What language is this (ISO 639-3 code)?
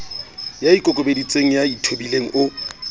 sot